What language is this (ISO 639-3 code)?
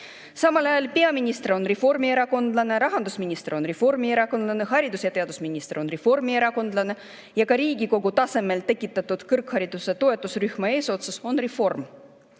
est